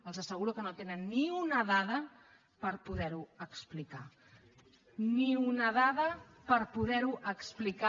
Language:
Catalan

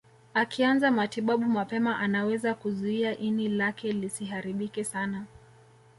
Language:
Swahili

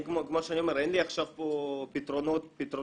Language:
Hebrew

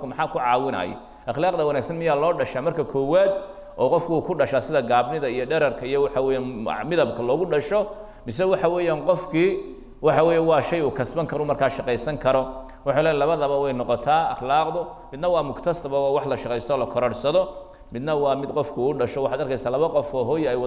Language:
Arabic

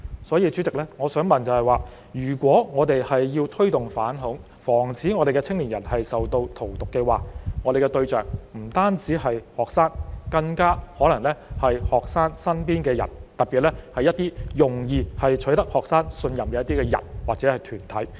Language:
Cantonese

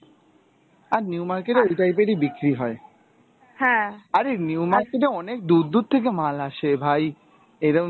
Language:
Bangla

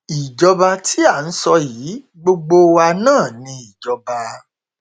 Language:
Yoruba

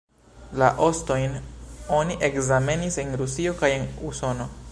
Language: Esperanto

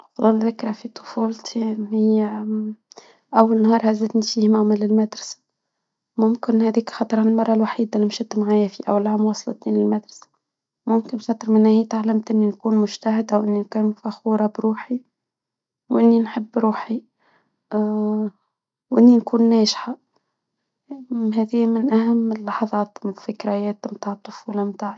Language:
Tunisian Arabic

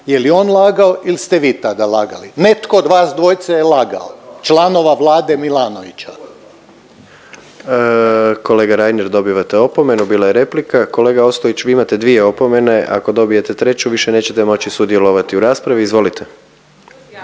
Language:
Croatian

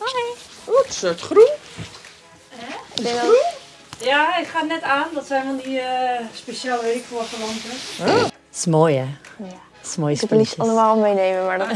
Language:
Dutch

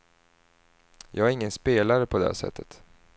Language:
Swedish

